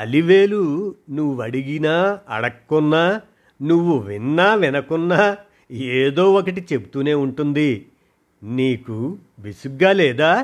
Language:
Telugu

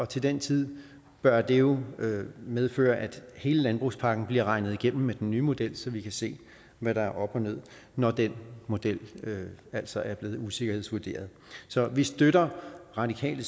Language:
Danish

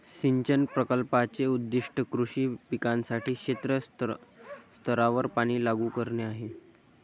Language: Marathi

